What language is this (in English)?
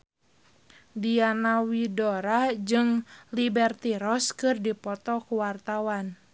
Sundanese